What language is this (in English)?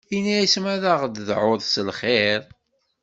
Kabyle